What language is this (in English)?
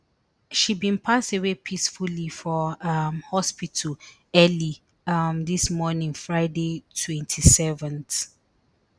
Nigerian Pidgin